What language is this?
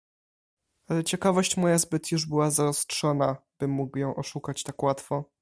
Polish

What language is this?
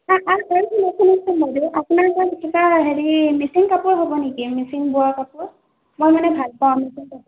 Assamese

